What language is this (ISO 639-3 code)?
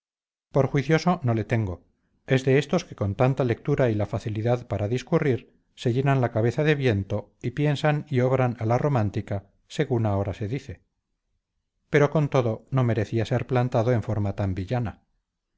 spa